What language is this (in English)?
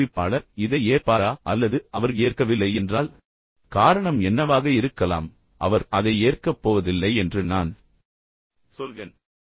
Tamil